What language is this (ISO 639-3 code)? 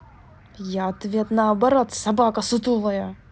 rus